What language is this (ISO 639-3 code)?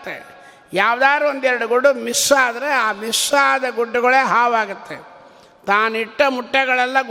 kan